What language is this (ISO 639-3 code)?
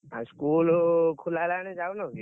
ori